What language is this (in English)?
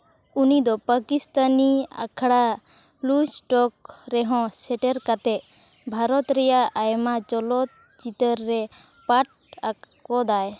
Santali